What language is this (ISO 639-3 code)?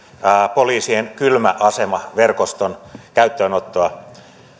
fin